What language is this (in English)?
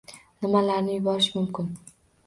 Uzbek